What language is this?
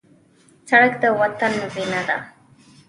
Pashto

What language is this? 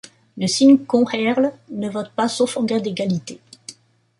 French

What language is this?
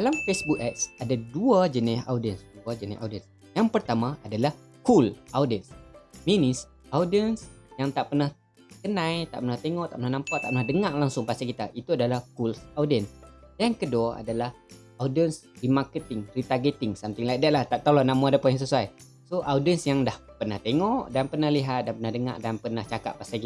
Malay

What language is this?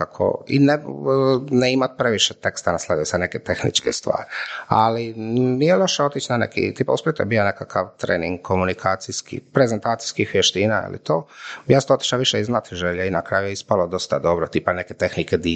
Croatian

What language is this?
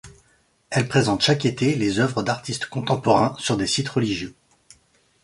French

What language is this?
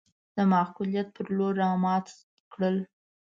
Pashto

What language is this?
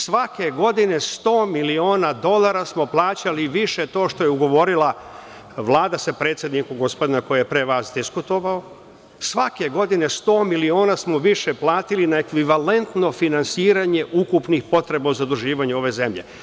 Serbian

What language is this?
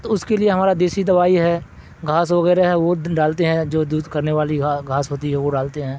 Urdu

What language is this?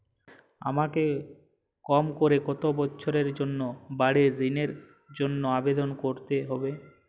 Bangla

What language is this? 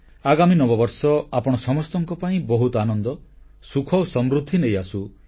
Odia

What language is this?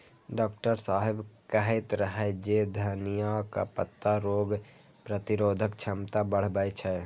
Maithili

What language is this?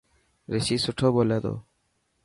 Dhatki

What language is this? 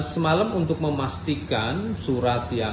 Indonesian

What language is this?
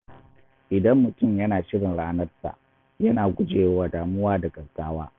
Hausa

